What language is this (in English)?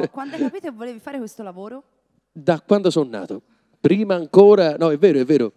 Italian